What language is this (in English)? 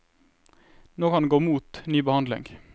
Norwegian